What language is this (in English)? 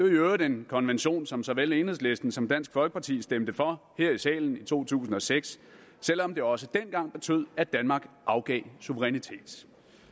Danish